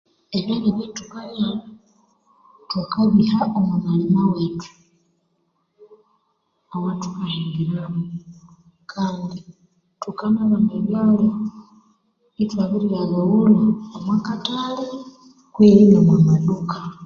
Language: Konzo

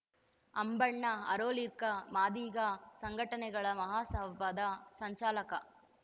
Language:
Kannada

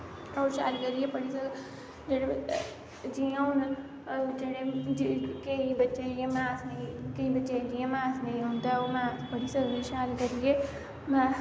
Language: Dogri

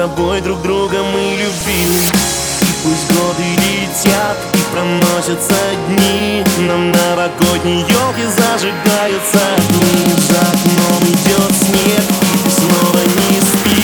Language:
Russian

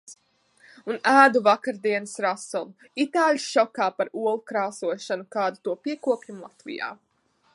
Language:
Latvian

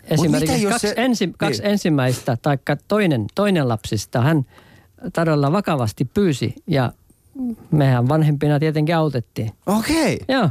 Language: Finnish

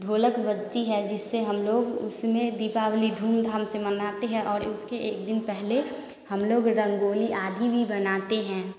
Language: Hindi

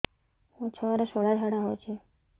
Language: Odia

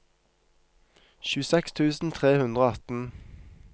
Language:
Norwegian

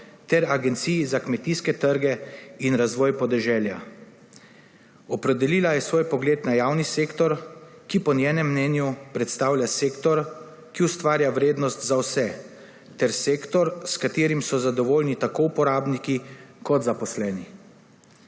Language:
Slovenian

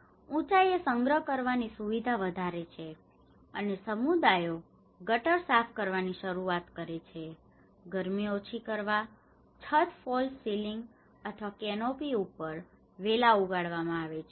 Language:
Gujarati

